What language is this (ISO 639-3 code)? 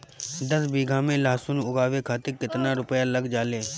bho